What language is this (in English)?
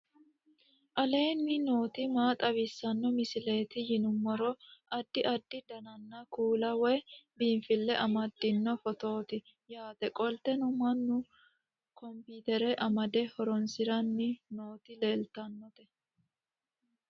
Sidamo